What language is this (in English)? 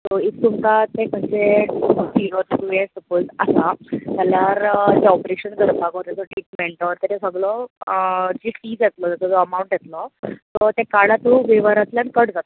Konkani